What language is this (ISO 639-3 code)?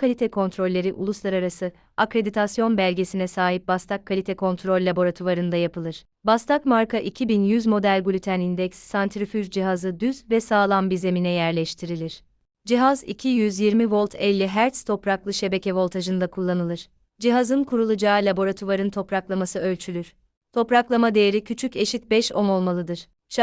tur